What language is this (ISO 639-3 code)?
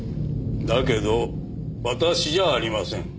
jpn